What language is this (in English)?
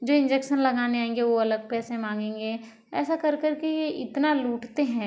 Hindi